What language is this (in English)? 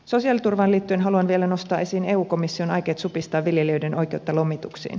Finnish